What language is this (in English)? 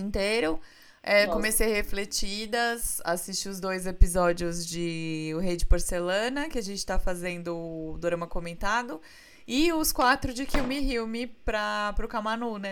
Portuguese